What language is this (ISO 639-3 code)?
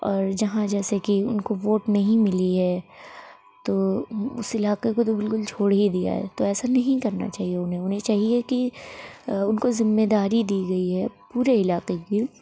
urd